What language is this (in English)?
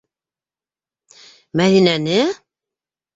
Bashkir